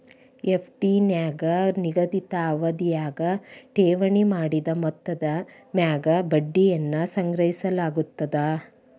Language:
Kannada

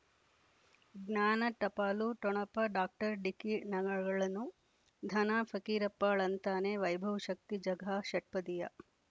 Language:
Kannada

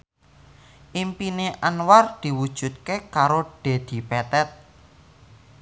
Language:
Javanese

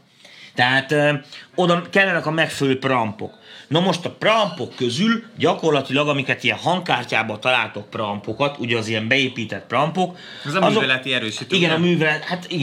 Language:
Hungarian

